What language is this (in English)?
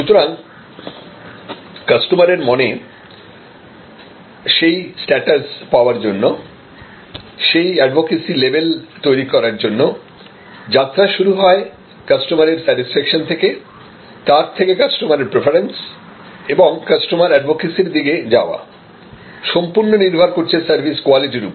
Bangla